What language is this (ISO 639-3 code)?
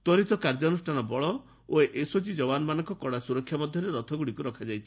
ori